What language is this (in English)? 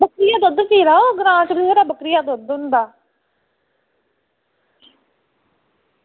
Dogri